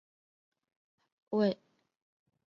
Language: Chinese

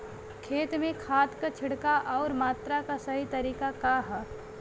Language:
Bhojpuri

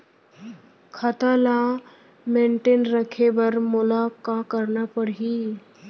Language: Chhattisgarhi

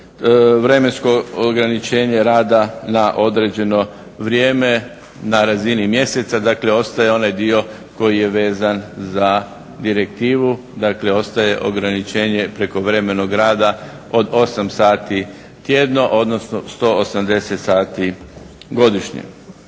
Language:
Croatian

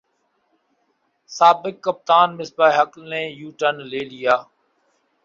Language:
Urdu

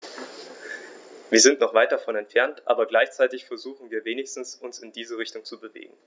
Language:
German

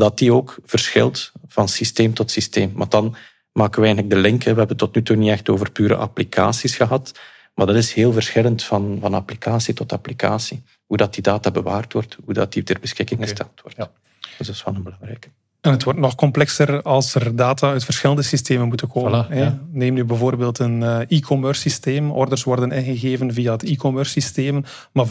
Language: Dutch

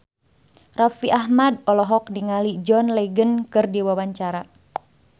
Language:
Sundanese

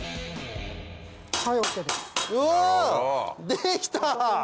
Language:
Japanese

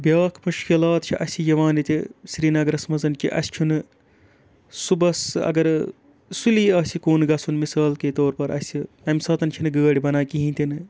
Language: Kashmiri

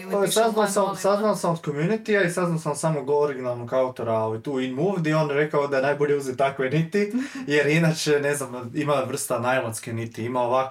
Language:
Croatian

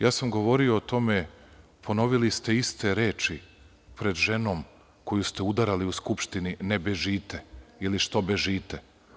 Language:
Serbian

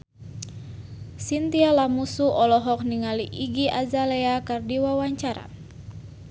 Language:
Sundanese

